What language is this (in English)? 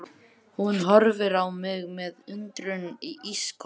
Icelandic